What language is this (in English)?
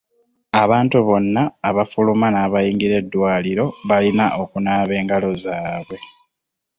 Ganda